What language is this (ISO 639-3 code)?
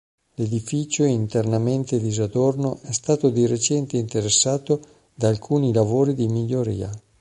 ita